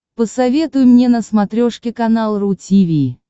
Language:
Russian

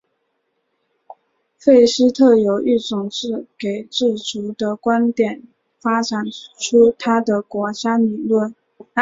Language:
Chinese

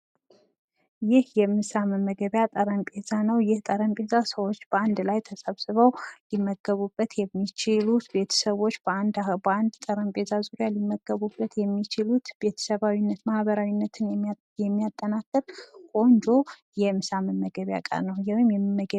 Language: Amharic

